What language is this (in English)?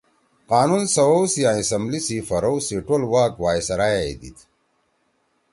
Torwali